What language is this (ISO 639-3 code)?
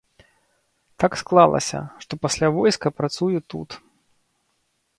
bel